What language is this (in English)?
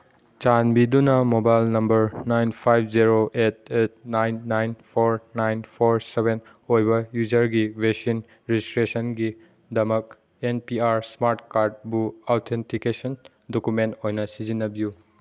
Manipuri